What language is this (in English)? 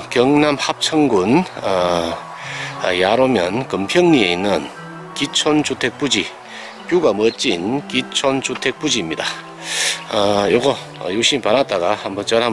Korean